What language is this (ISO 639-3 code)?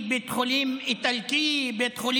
heb